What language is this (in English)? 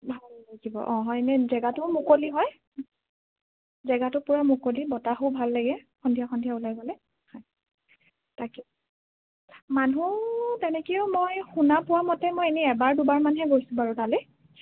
Assamese